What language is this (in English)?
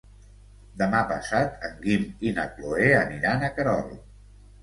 Catalan